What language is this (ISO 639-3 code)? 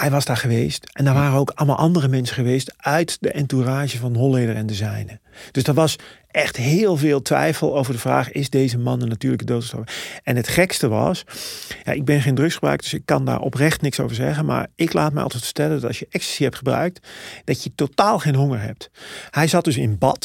nld